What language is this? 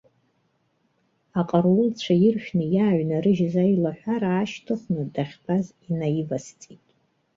Abkhazian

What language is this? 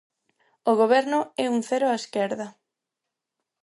Galician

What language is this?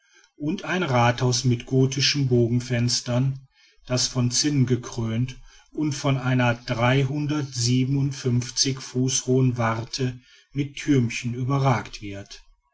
German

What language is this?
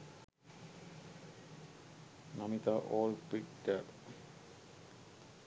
Sinhala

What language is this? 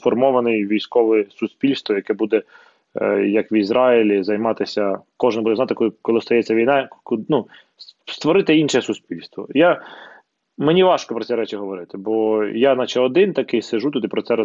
Ukrainian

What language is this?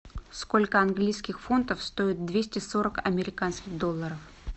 Russian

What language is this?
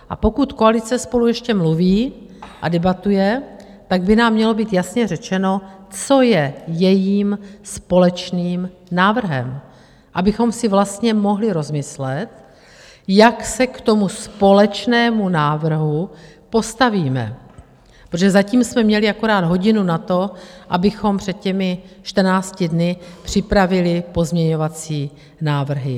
Czech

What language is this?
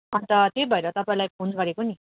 Nepali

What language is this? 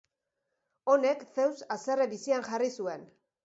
Basque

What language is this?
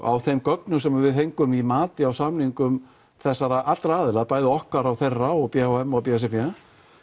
Icelandic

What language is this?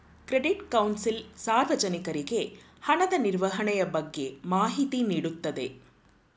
Kannada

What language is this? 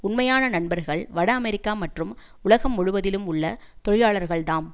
Tamil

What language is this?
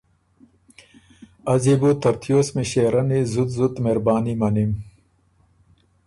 Ormuri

